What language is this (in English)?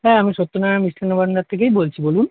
Bangla